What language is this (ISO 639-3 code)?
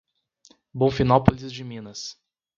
por